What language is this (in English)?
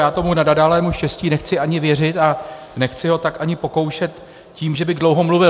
Czech